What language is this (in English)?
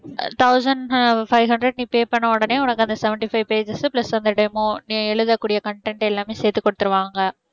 Tamil